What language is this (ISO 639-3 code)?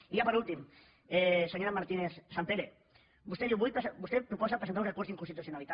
cat